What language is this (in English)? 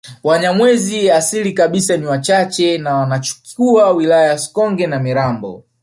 Swahili